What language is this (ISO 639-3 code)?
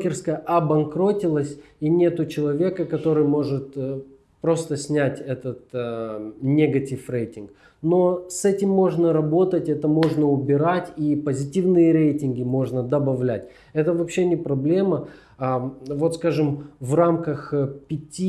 rus